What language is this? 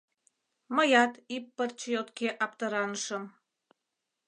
Mari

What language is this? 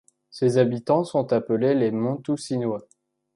French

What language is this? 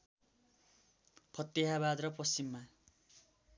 Nepali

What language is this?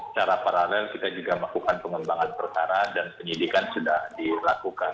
Indonesian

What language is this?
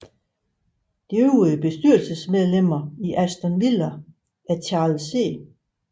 Danish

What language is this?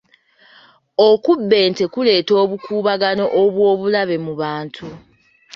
Ganda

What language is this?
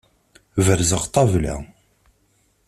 Kabyle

